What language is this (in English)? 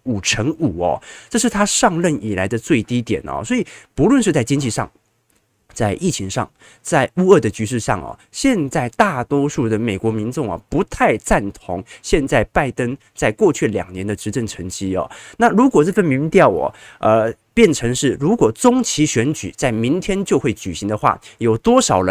Chinese